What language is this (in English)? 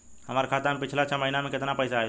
Bhojpuri